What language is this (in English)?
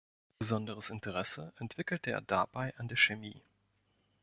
German